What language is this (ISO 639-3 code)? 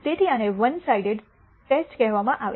guj